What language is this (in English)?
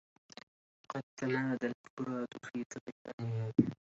Arabic